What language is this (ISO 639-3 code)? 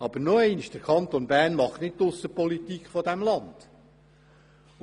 gsw